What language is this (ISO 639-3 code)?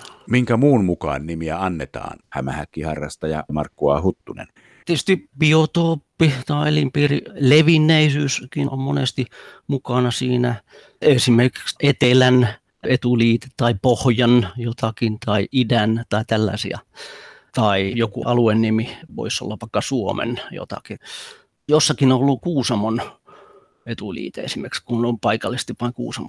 fin